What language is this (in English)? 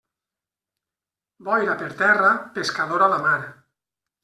Catalan